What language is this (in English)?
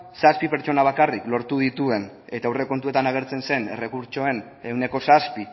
Basque